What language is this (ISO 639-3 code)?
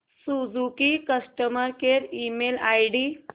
mar